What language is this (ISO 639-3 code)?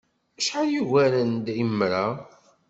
kab